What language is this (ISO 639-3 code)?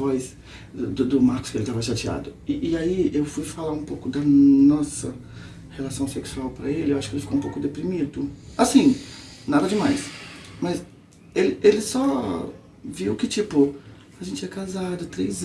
por